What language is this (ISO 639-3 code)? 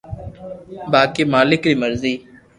lrk